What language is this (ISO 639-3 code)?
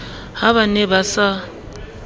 sot